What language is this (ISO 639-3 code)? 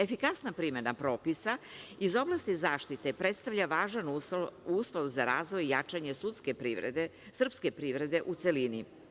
srp